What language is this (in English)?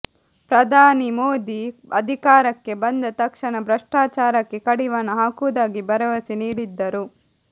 Kannada